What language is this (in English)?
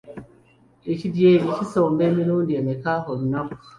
Ganda